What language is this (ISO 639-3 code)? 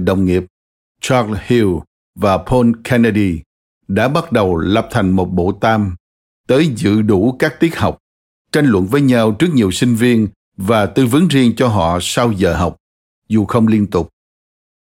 vie